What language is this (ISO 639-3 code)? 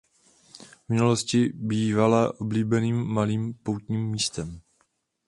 ces